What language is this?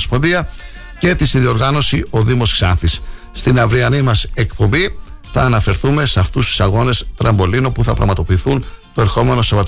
Greek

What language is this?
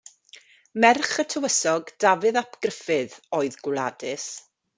Welsh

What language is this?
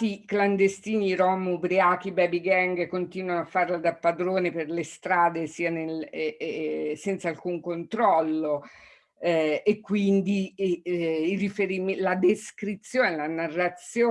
Italian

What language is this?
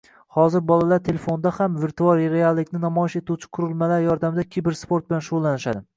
Uzbek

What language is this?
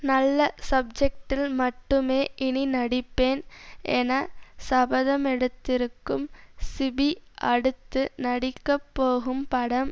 Tamil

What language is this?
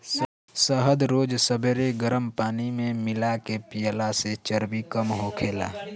Bhojpuri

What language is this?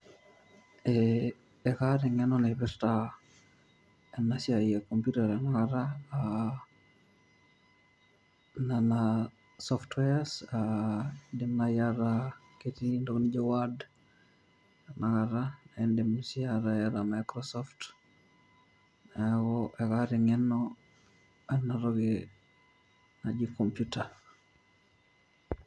Masai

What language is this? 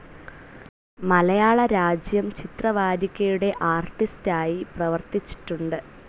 Malayalam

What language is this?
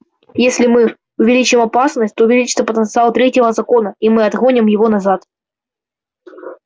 Russian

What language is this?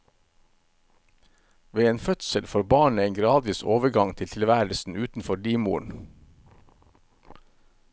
Norwegian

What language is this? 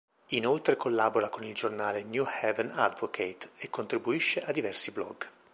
Italian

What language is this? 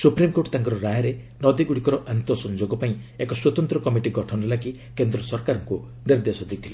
Odia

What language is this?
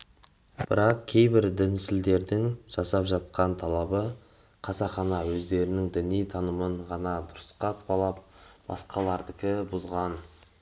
Kazakh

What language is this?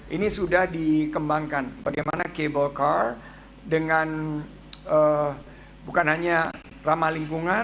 Indonesian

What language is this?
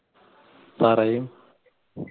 Malayalam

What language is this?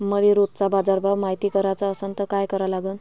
Marathi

